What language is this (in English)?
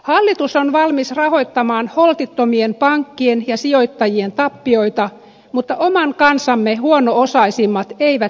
Finnish